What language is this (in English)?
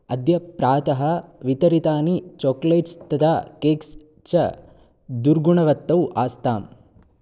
Sanskrit